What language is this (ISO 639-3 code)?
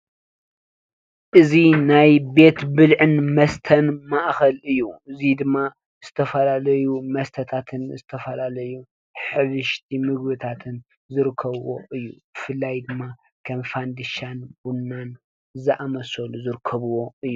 tir